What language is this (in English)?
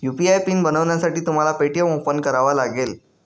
Marathi